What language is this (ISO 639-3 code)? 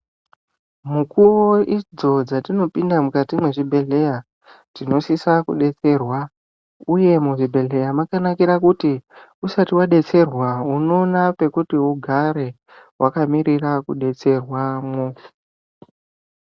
ndc